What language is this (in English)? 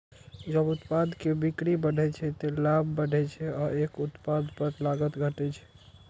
Maithili